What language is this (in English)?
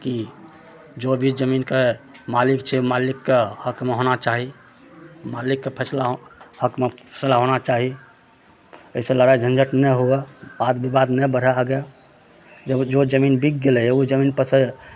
Maithili